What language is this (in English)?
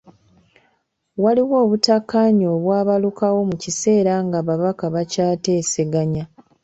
Ganda